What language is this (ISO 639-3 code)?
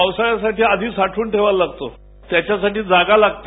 mar